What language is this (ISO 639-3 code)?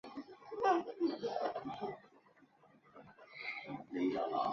zho